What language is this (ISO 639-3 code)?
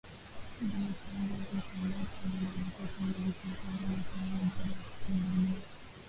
swa